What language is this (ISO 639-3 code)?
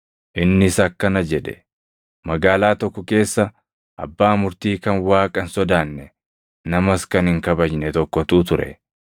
orm